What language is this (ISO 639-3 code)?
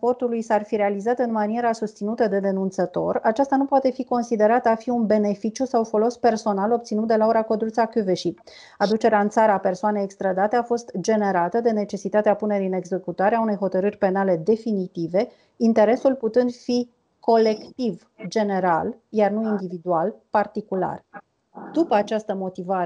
ron